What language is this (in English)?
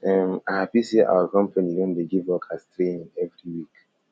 Nigerian Pidgin